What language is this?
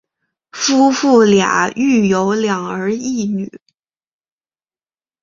Chinese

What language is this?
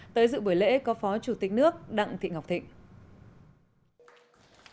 Vietnamese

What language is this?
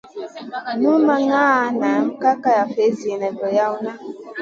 Masana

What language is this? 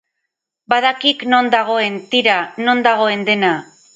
Basque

